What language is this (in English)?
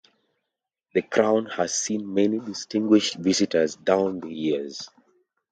English